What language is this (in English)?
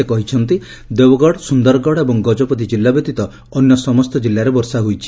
Odia